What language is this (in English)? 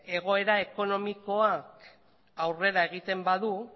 Basque